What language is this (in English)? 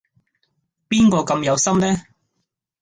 Cantonese